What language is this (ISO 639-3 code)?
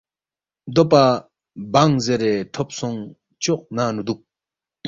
bft